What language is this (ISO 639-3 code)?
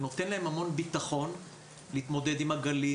heb